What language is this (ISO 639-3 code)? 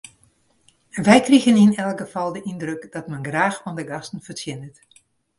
fry